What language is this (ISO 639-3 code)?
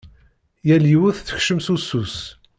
kab